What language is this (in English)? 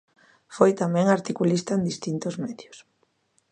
Galician